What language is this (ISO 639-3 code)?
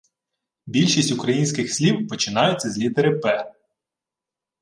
ukr